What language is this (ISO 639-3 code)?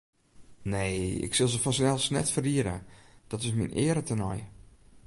fry